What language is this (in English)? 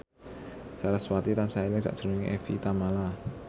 Javanese